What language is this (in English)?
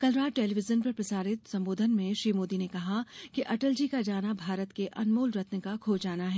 Hindi